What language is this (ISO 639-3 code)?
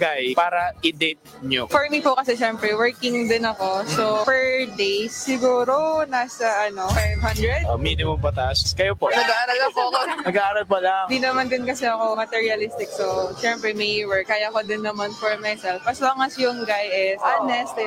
fil